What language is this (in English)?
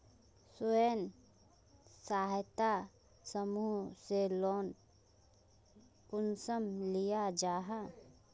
Magahi